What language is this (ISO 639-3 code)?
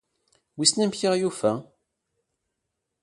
kab